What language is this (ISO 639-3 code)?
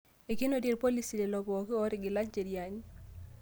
mas